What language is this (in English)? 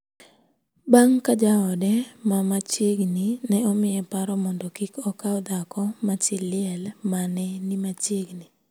Luo (Kenya and Tanzania)